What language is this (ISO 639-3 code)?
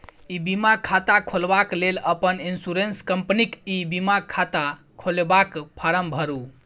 mai